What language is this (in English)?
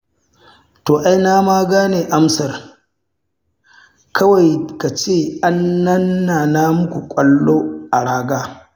Hausa